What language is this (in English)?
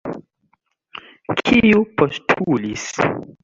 Esperanto